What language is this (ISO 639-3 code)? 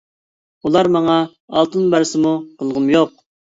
uig